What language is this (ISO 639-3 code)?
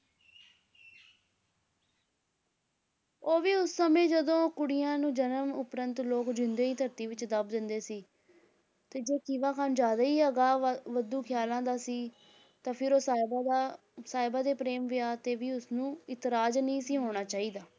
pan